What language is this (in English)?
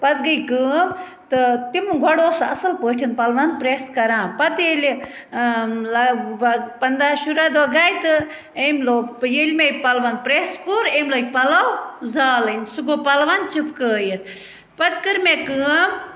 Kashmiri